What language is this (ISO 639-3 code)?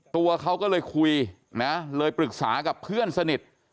tha